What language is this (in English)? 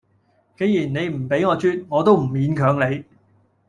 Cantonese